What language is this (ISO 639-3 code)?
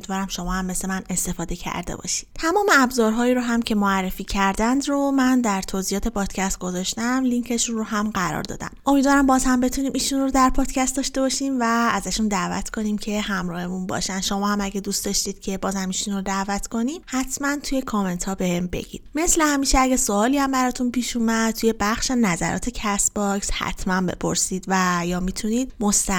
fas